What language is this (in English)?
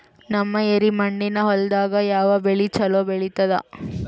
Kannada